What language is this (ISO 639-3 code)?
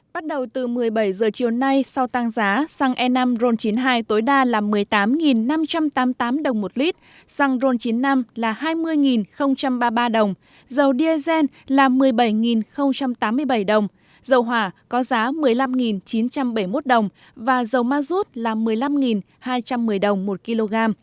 vie